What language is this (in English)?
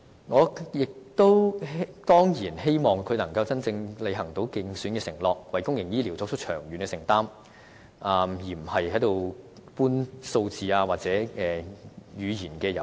Cantonese